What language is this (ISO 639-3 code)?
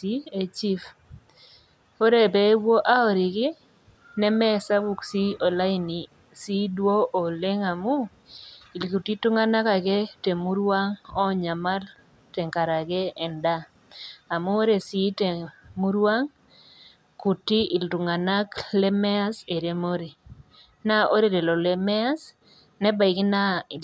mas